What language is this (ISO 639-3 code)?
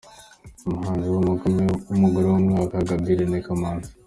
kin